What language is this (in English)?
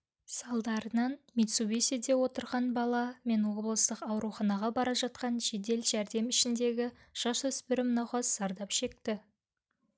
Kazakh